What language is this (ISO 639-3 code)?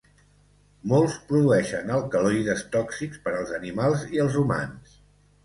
cat